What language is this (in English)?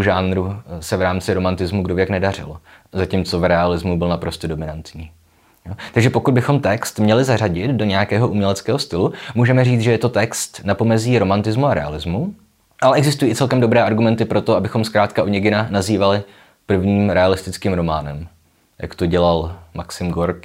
Czech